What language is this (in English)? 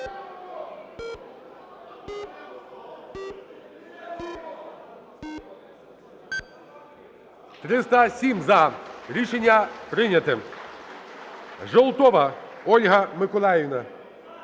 Ukrainian